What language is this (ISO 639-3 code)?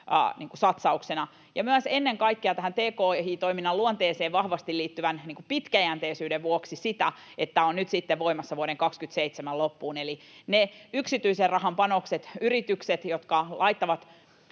fin